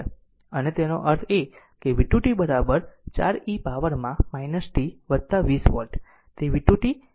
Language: Gujarati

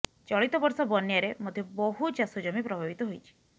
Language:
Odia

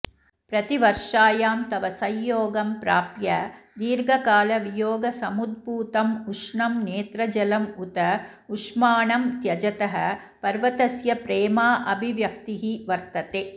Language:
Sanskrit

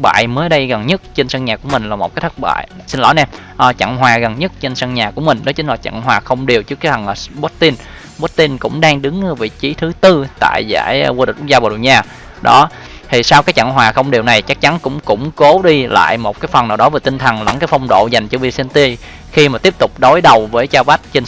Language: Vietnamese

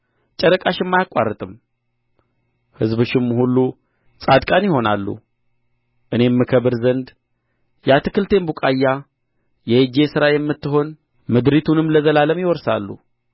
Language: Amharic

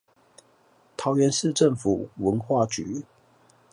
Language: Chinese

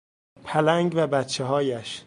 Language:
Persian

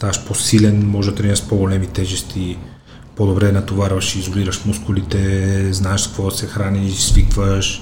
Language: Bulgarian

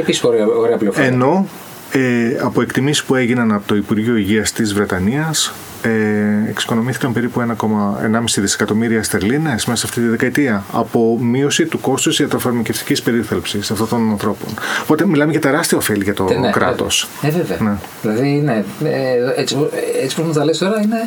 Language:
Greek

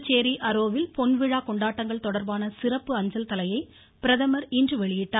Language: Tamil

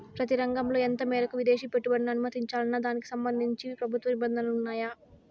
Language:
Telugu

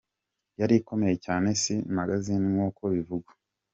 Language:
Kinyarwanda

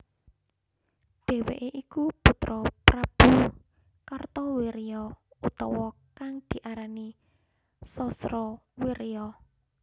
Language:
Javanese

